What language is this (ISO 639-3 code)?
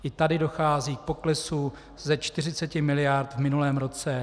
ces